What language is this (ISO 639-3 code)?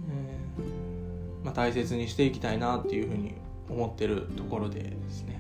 jpn